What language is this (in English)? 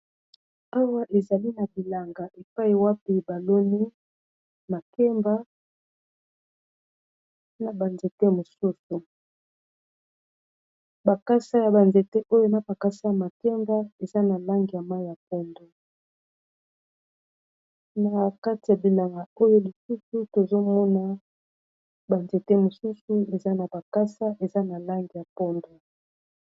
Lingala